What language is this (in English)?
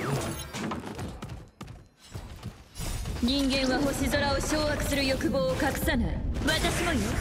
Japanese